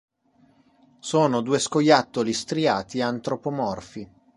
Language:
Italian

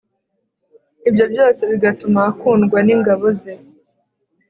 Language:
Kinyarwanda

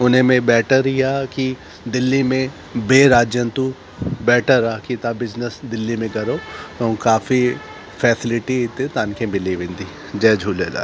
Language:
Sindhi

